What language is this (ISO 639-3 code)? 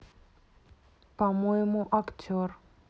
rus